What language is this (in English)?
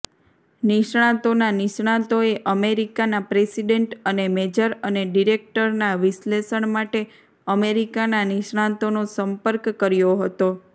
Gujarati